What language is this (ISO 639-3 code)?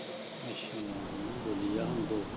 pan